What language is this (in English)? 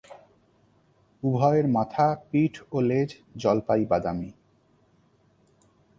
Bangla